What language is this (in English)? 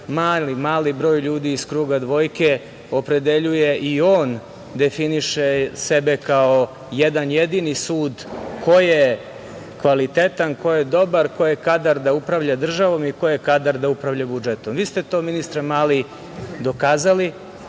Serbian